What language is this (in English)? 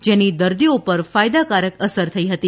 Gujarati